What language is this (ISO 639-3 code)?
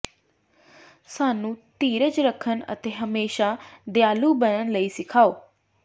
pan